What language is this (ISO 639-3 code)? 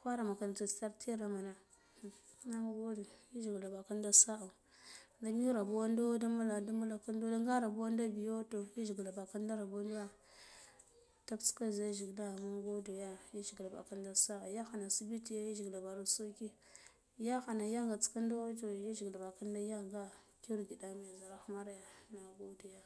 gdf